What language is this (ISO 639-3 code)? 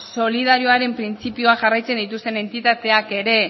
eus